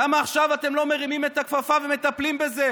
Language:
Hebrew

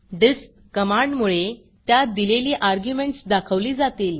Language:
Marathi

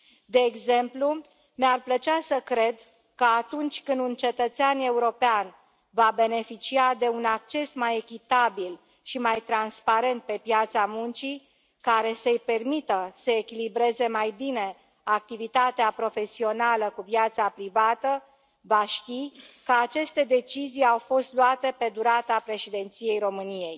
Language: Romanian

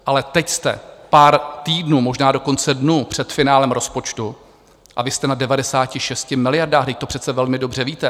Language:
Czech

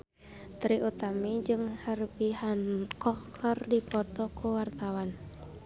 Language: Sundanese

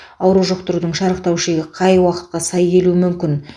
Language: Kazakh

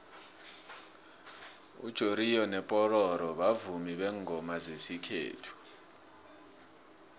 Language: South Ndebele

